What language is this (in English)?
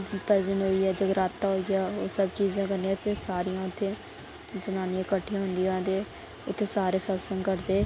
Dogri